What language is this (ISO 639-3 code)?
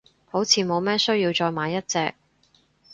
yue